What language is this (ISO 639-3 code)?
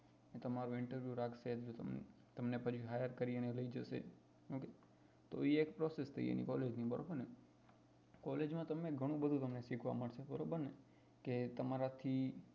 guj